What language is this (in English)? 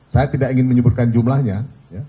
Indonesian